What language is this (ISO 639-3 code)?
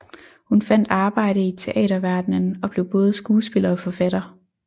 dan